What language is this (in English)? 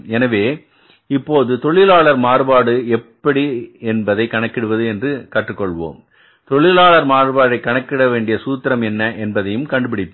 Tamil